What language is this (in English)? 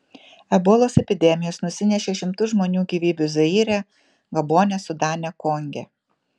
Lithuanian